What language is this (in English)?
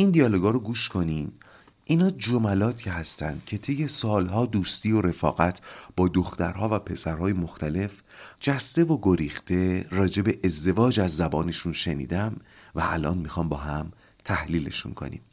Persian